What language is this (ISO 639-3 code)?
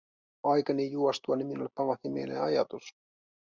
fin